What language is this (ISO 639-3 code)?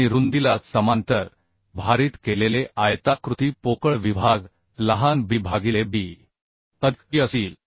mar